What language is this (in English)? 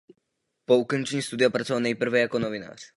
Czech